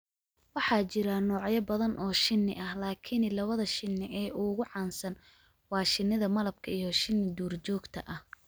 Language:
Somali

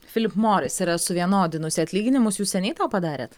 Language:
Lithuanian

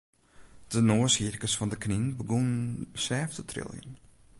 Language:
Western Frisian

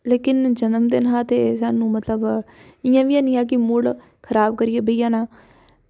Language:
Dogri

